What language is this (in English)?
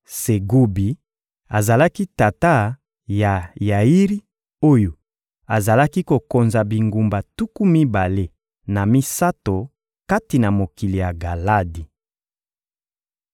Lingala